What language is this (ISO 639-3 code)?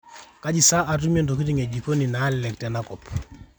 mas